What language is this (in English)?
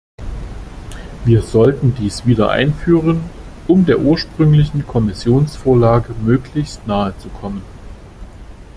German